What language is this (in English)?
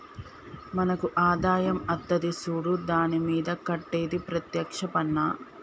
Telugu